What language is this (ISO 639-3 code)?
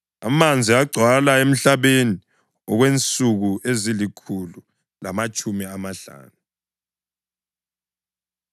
nde